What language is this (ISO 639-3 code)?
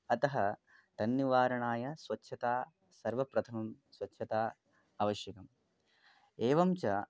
san